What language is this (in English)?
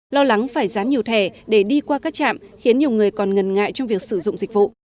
Vietnamese